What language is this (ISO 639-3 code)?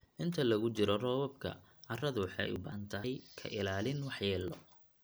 som